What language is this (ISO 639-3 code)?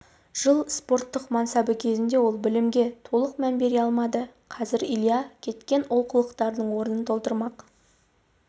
kaz